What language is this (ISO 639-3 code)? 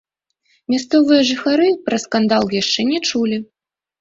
bel